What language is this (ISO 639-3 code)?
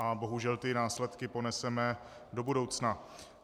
ces